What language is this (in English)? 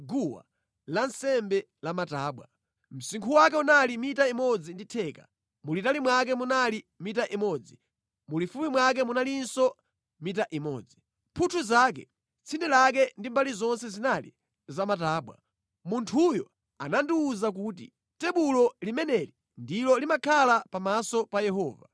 Nyanja